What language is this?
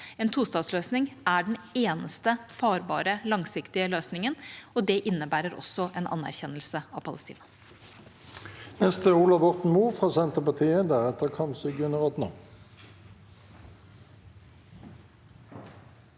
Norwegian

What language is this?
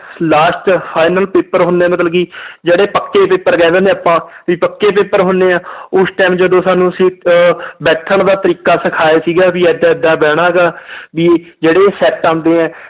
Punjabi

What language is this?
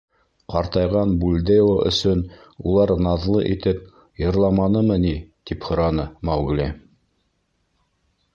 Bashkir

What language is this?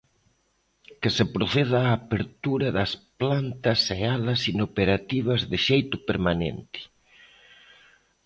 Galician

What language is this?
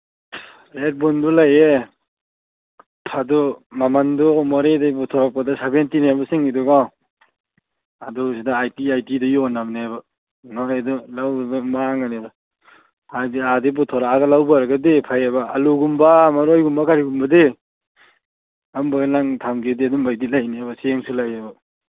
Manipuri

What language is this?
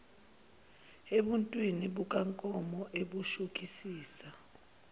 Zulu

